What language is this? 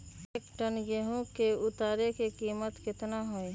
Magahi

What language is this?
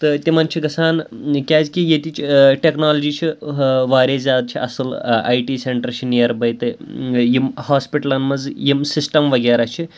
Kashmiri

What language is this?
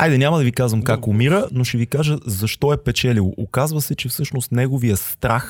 Bulgarian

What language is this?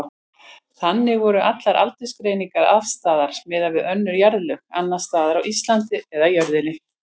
Icelandic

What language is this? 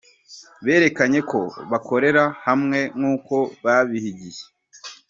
Kinyarwanda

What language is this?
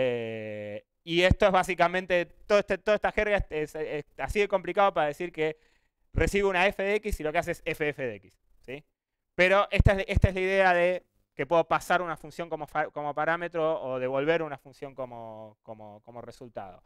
Spanish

